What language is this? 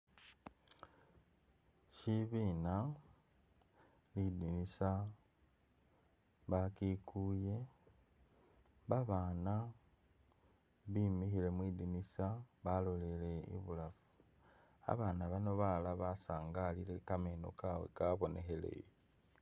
Masaaba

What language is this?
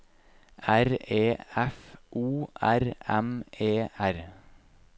Norwegian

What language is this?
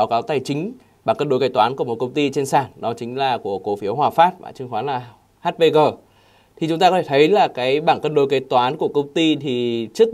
Vietnamese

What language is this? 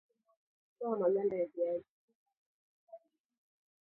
Swahili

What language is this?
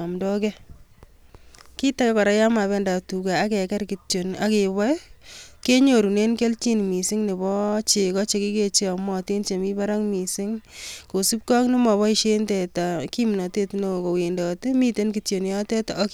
Kalenjin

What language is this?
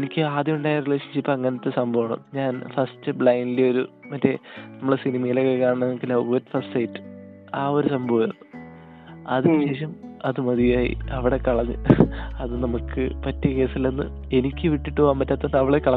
Malayalam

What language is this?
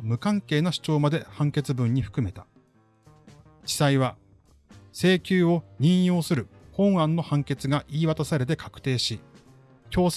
Japanese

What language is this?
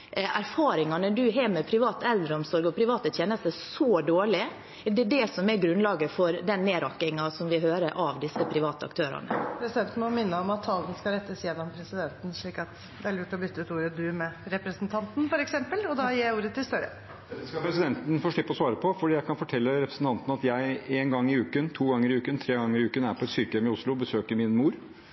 Norwegian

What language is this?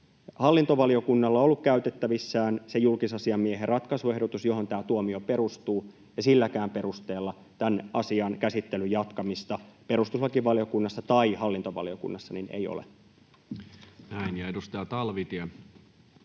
Finnish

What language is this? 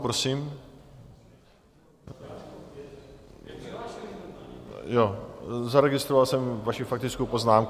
Czech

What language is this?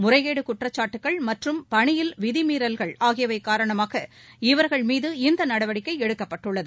Tamil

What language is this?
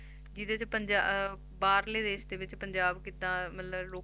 Punjabi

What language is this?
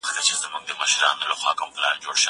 Pashto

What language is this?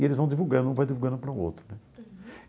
Portuguese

